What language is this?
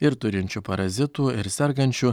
Lithuanian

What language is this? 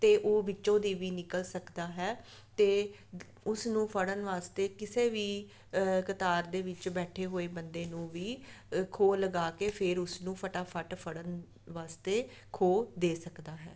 Punjabi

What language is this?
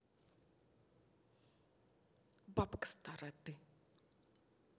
Russian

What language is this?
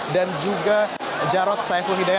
Indonesian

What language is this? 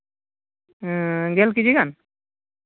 Santali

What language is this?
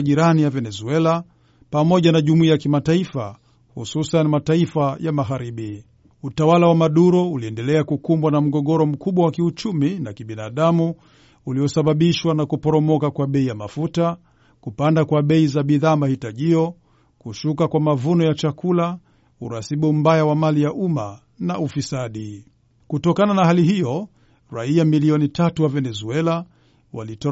Swahili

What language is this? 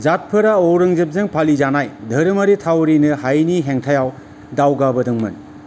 Bodo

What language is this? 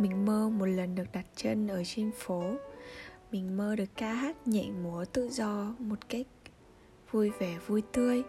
Vietnamese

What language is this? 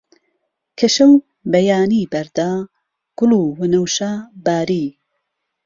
Central Kurdish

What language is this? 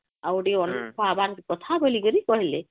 Odia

